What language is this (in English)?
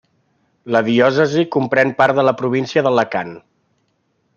Catalan